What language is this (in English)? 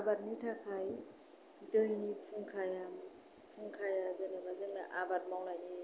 Bodo